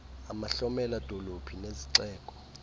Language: Xhosa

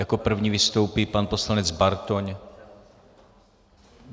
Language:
Czech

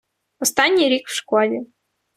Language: Ukrainian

